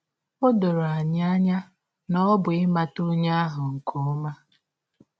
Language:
Igbo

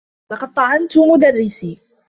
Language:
Arabic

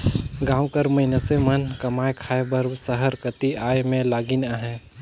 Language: Chhattisgarhi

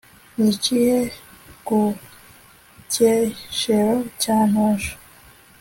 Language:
Kinyarwanda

